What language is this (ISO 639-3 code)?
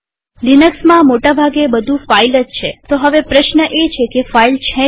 guj